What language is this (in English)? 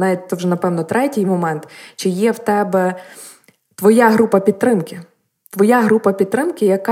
Ukrainian